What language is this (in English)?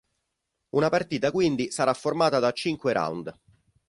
Italian